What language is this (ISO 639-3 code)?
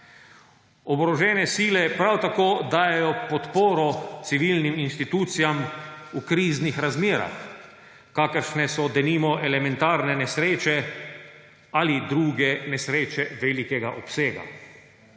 slv